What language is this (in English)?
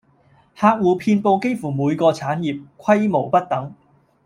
Cantonese